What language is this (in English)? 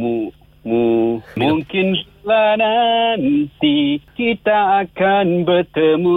Malay